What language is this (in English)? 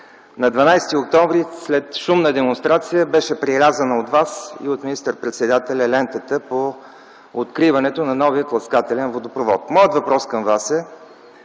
Bulgarian